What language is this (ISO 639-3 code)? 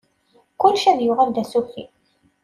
kab